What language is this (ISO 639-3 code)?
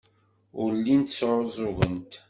kab